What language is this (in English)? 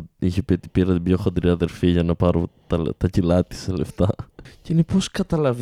Greek